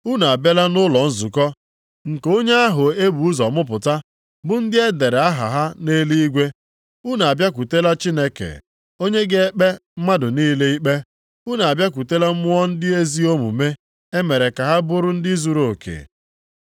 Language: Igbo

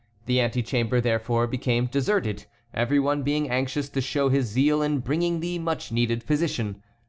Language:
English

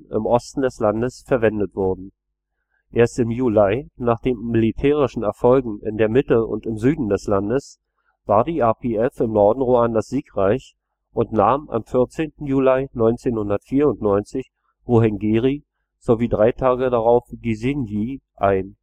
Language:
German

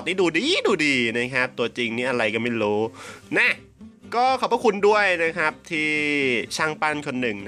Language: Thai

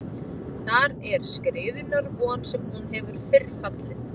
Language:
Icelandic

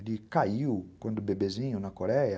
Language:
Portuguese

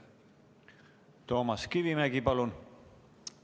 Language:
Estonian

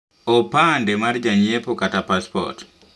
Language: Luo (Kenya and Tanzania)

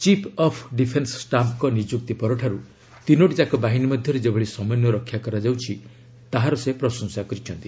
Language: Odia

